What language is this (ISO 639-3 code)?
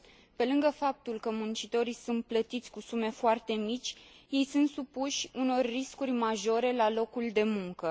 ron